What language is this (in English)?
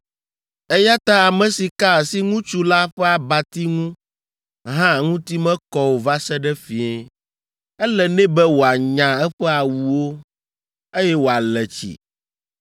Ewe